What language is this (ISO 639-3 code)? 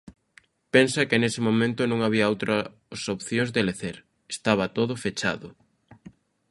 glg